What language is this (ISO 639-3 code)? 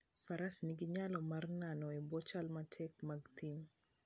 luo